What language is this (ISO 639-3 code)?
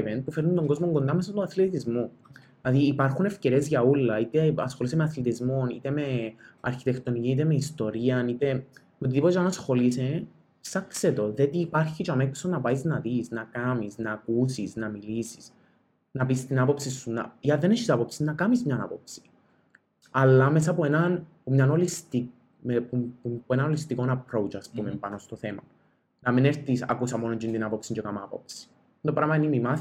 ell